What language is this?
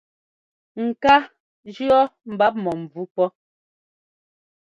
Ngomba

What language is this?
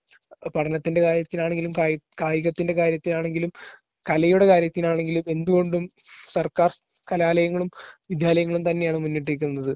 Malayalam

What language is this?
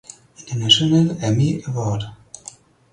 German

